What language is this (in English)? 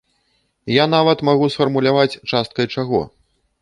Belarusian